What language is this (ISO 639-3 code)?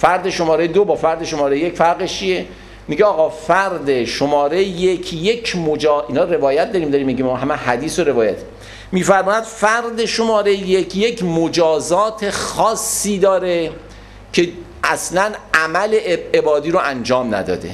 fas